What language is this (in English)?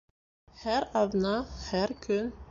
Bashkir